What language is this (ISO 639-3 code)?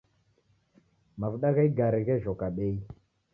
dav